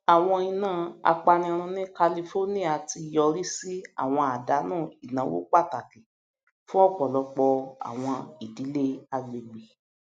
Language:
Yoruba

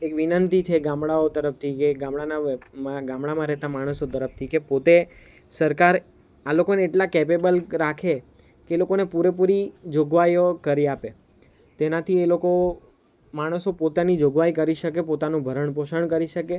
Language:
Gujarati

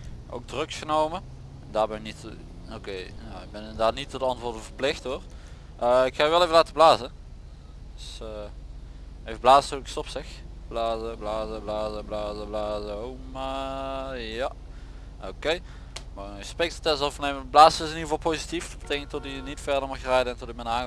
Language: Dutch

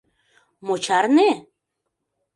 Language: Mari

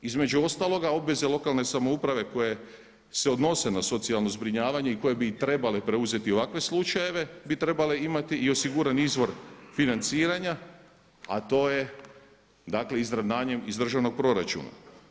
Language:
Croatian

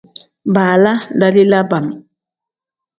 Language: Tem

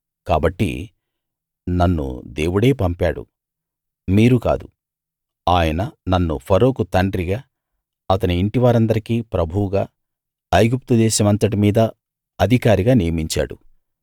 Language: Telugu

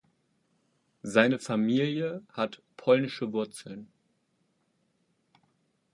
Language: German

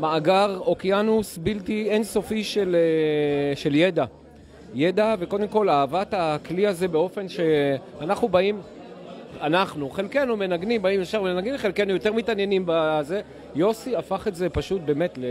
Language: Hebrew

